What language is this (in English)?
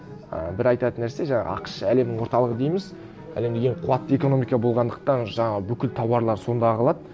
Kazakh